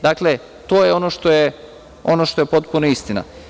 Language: Serbian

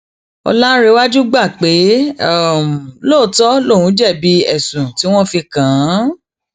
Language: Yoruba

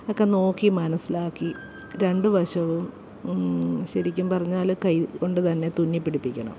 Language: Malayalam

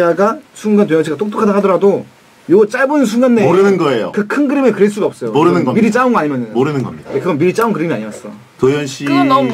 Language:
Korean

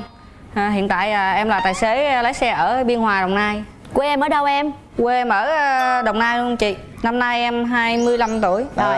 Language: Vietnamese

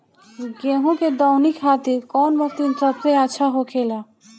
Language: Bhojpuri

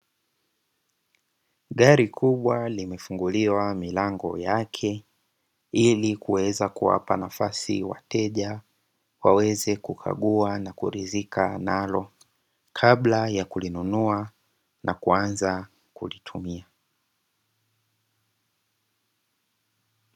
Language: Swahili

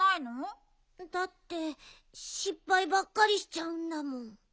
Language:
Japanese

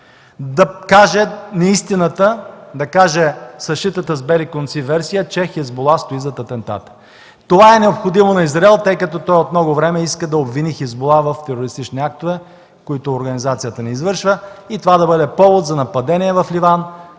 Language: Bulgarian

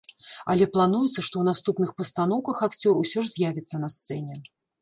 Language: Belarusian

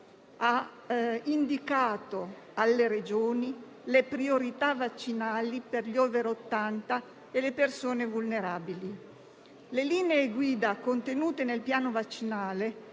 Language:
Italian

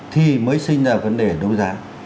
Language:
Vietnamese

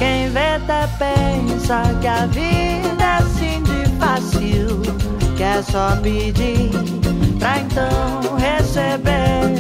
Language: Portuguese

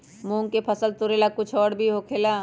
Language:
Magahi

